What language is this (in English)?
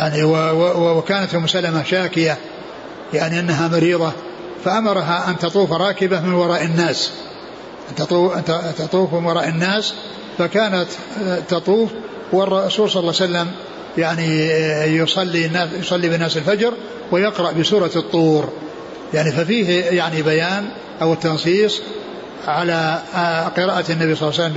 Arabic